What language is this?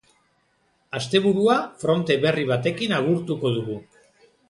Basque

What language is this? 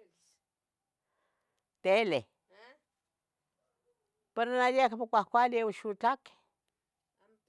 Tetelcingo Nahuatl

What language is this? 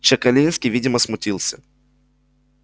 Russian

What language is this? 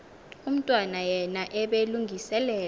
Xhosa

